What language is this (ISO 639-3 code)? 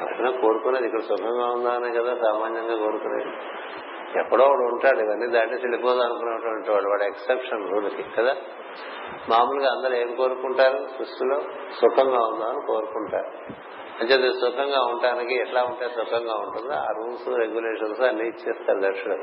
tel